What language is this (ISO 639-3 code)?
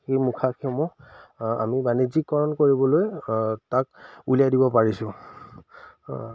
asm